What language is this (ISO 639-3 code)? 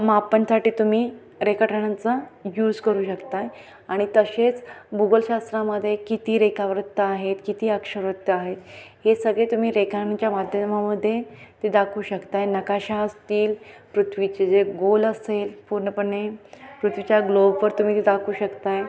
mar